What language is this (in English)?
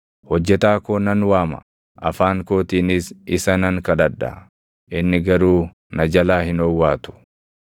Oromo